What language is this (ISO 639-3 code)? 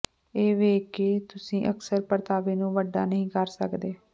pan